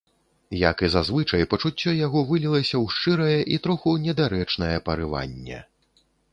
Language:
Belarusian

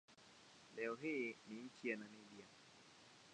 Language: Swahili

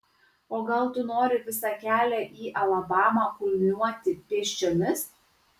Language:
Lithuanian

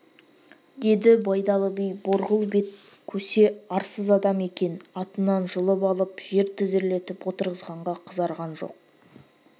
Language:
Kazakh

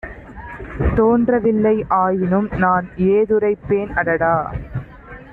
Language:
Tamil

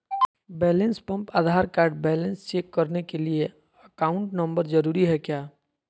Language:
Magahi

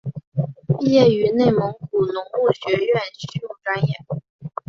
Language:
Chinese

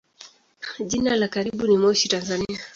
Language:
Swahili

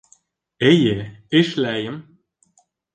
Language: Bashkir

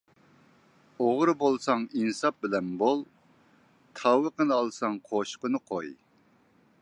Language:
Uyghur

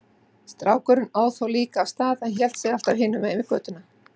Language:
Icelandic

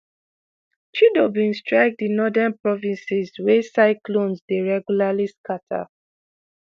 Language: Nigerian Pidgin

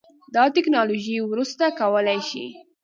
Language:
Pashto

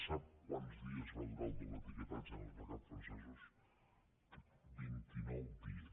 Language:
Catalan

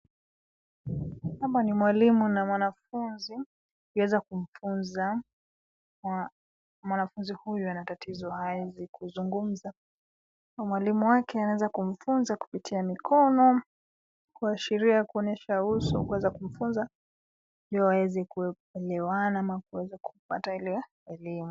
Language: Swahili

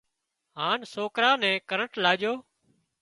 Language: Wadiyara Koli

